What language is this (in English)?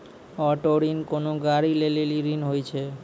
Maithili